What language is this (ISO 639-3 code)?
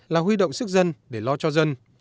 vie